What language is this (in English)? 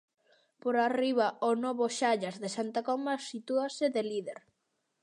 Galician